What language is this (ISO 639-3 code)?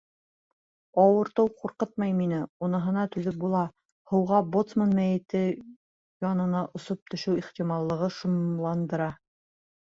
bak